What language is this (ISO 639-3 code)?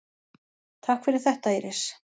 isl